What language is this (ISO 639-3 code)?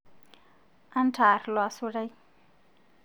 mas